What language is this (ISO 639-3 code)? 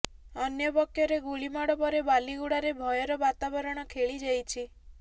ori